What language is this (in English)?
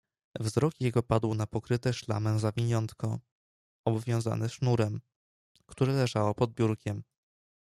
Polish